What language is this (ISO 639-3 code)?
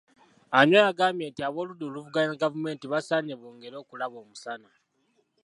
lug